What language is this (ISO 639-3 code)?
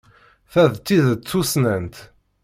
kab